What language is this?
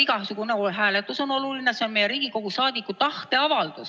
Estonian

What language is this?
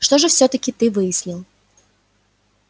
Russian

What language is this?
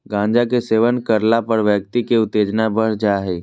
Magahi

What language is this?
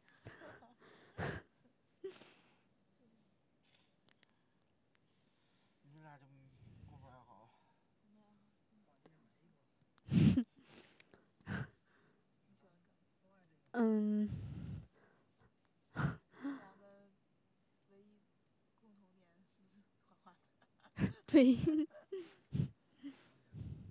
Chinese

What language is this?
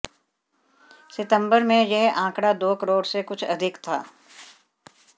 Hindi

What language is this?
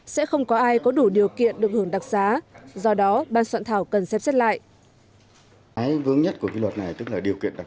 Vietnamese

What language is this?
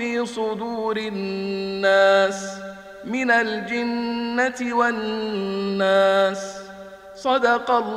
Arabic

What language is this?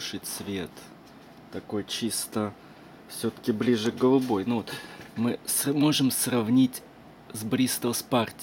Russian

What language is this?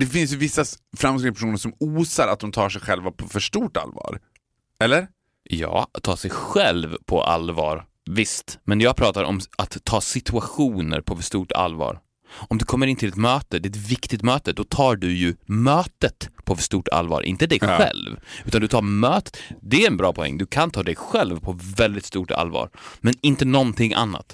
Swedish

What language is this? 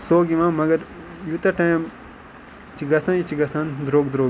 Kashmiri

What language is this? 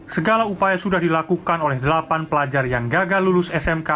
Indonesian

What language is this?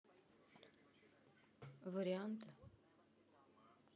Russian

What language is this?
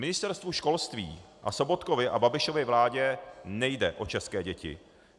Czech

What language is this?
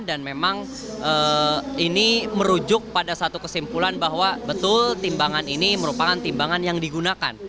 Indonesian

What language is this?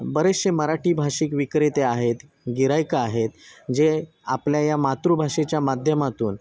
Marathi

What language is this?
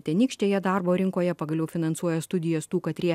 Lithuanian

